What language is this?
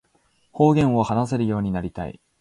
Japanese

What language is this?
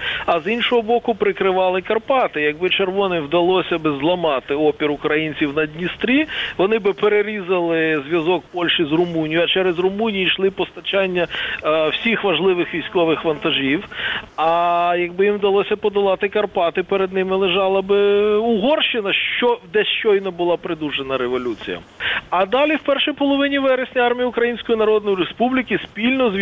Ukrainian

